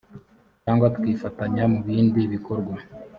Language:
Kinyarwanda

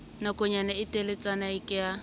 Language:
Southern Sotho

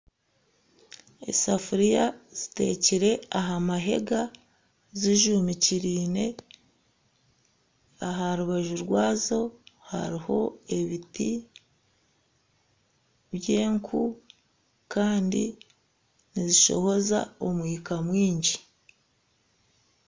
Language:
Nyankole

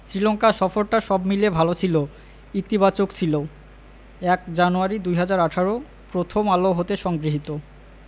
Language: Bangla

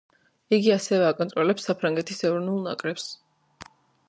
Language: Georgian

